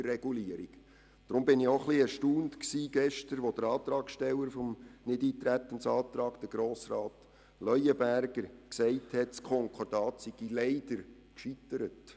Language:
Swiss German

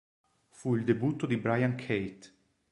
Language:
Italian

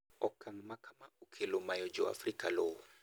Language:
Luo (Kenya and Tanzania)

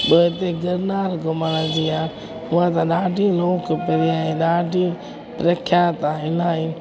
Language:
Sindhi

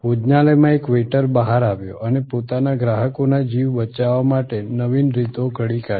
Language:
Gujarati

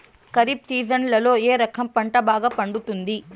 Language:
Telugu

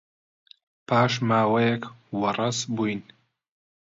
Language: Central Kurdish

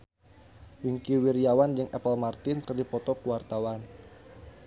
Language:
Sundanese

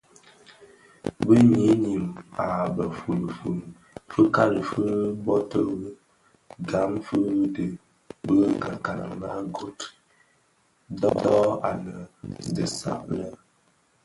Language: Bafia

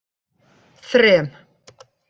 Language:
Icelandic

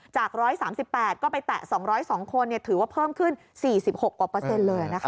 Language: Thai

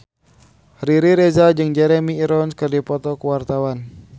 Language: Sundanese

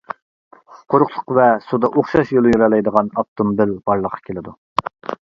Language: Uyghur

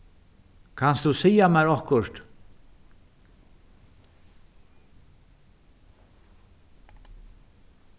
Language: Faroese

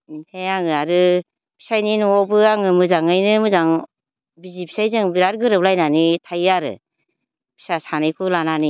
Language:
Bodo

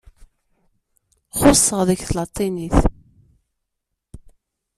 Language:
Kabyle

